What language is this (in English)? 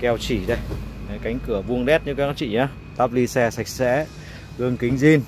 Vietnamese